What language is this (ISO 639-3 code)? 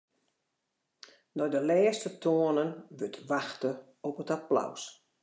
fry